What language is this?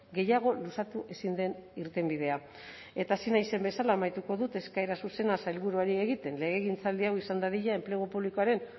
Basque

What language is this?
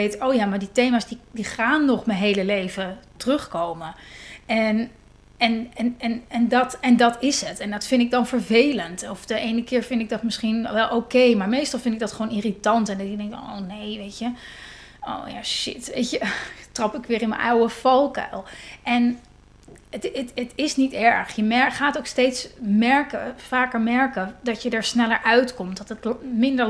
Dutch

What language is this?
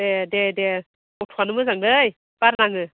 Bodo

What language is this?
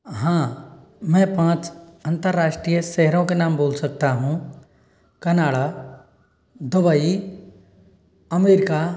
Hindi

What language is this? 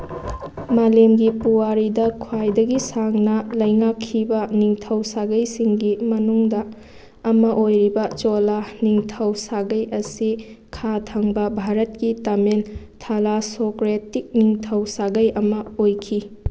Manipuri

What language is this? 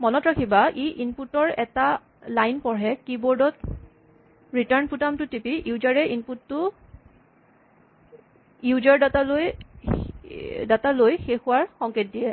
Assamese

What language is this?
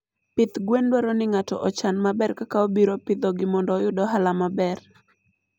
Luo (Kenya and Tanzania)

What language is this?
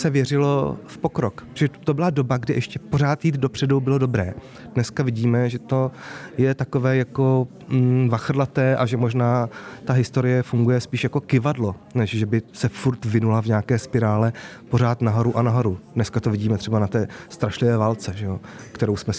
Czech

